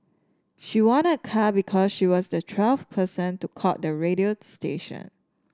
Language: English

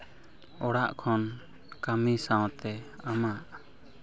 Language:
Santali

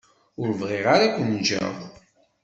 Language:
Kabyle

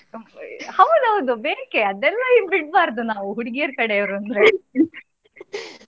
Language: Kannada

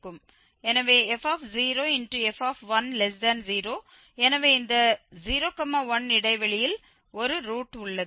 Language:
Tamil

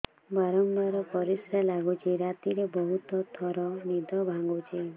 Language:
Odia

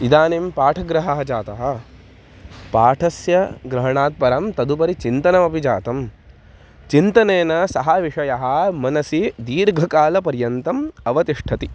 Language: Sanskrit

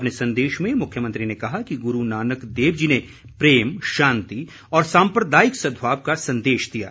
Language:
Hindi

